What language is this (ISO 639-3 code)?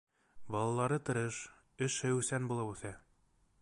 bak